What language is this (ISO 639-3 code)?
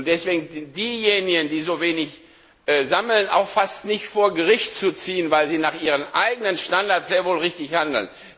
deu